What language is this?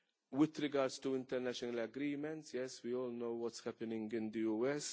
English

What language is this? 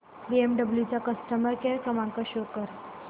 Marathi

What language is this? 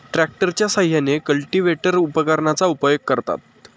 Marathi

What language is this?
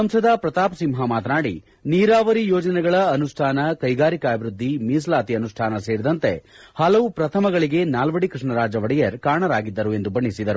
Kannada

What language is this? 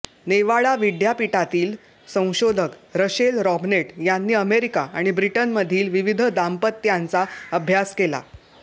Marathi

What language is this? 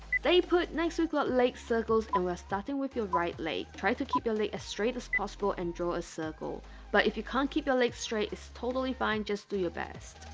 English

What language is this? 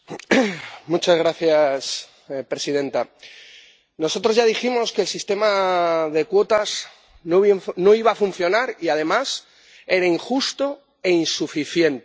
Spanish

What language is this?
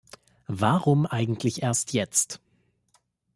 German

